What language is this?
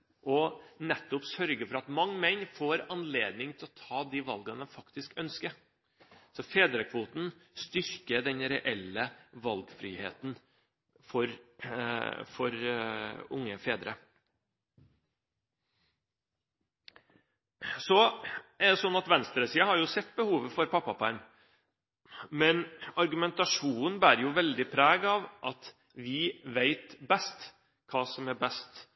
Norwegian Bokmål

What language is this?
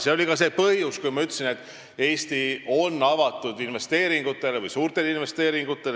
Estonian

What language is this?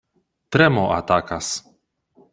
Esperanto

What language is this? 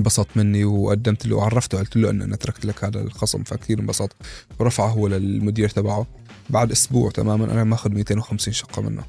Arabic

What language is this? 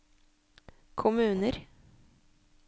Norwegian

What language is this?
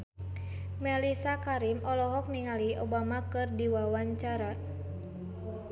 Sundanese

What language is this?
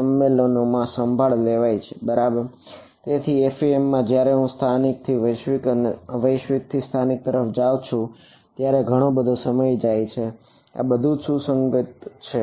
Gujarati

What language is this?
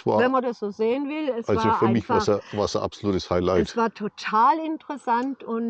German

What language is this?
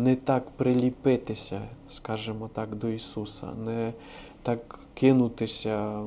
Ukrainian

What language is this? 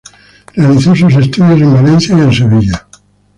Spanish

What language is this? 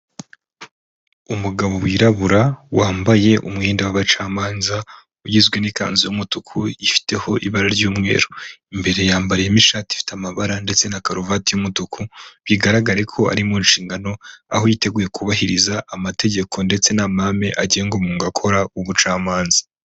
Kinyarwanda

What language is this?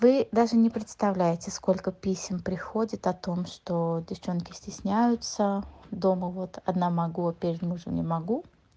Russian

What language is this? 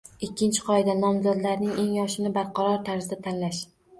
Uzbek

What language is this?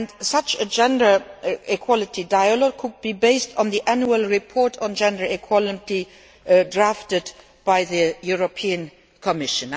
English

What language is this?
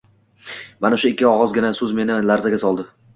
Uzbek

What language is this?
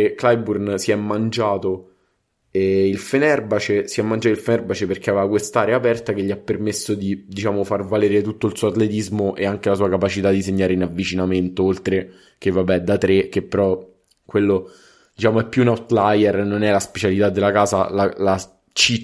Italian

